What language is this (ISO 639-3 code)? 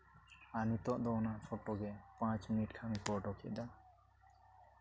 sat